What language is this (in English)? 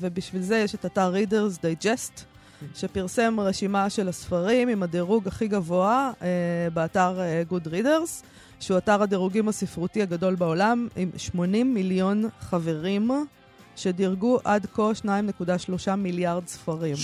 Hebrew